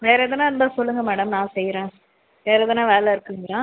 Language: Tamil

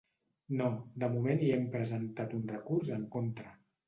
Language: Catalan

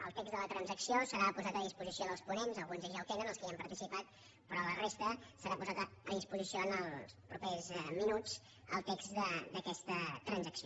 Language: Catalan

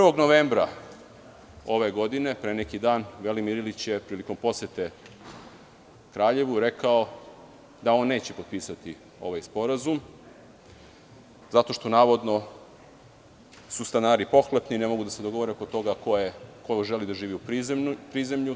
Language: Serbian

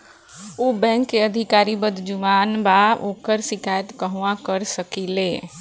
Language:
Bhojpuri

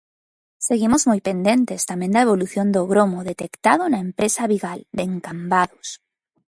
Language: Galician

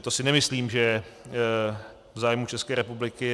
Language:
Czech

